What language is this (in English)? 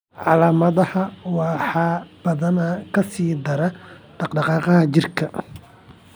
Somali